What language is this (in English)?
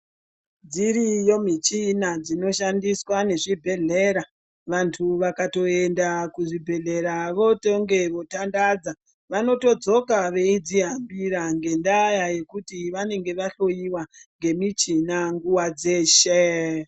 Ndau